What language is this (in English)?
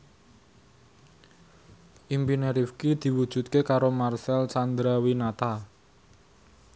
Javanese